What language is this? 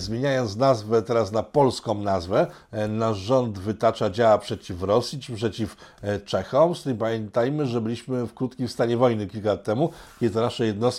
Polish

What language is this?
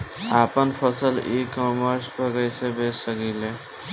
Bhojpuri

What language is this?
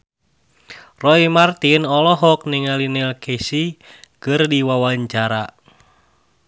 Sundanese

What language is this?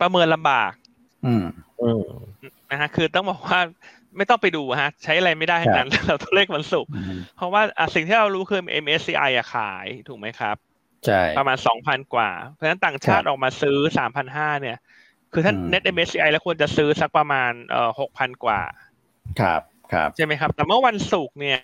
Thai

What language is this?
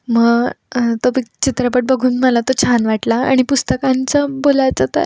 Marathi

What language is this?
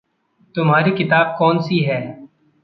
Hindi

